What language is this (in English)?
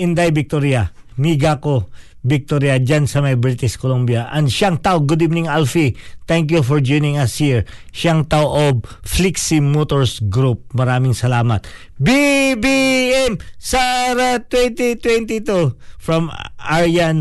Filipino